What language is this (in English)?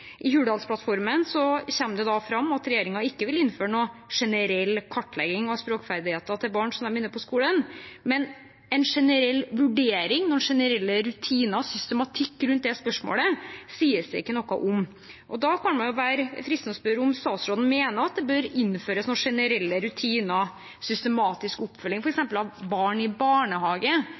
Norwegian Bokmål